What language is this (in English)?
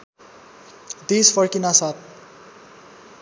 Nepali